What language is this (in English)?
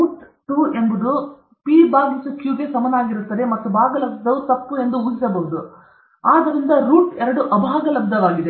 Kannada